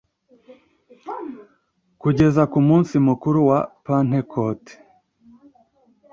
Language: Kinyarwanda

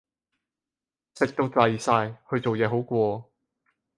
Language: Cantonese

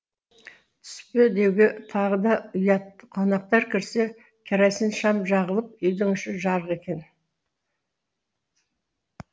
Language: Kazakh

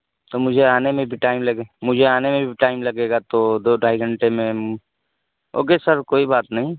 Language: Urdu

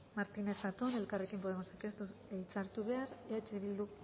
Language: Basque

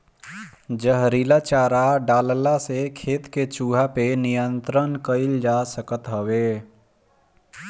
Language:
Bhojpuri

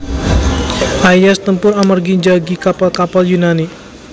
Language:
Javanese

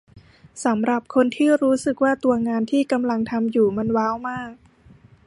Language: Thai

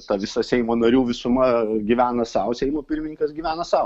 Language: Lithuanian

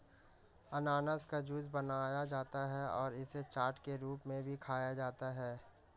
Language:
Hindi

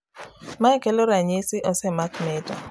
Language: Luo (Kenya and Tanzania)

